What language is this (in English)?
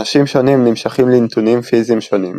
Hebrew